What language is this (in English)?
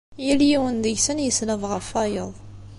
Kabyle